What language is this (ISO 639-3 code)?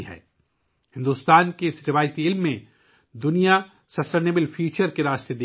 urd